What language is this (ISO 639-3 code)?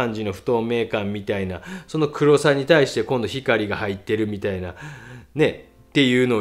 jpn